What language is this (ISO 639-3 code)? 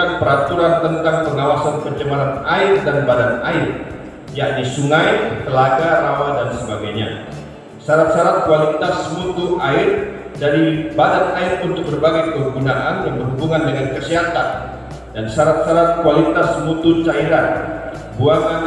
ind